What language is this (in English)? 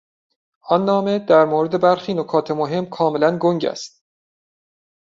Persian